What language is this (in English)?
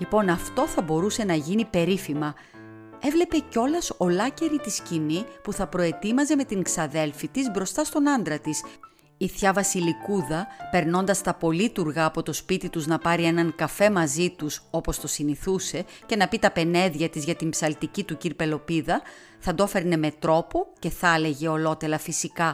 Greek